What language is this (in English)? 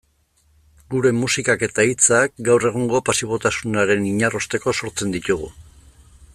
Basque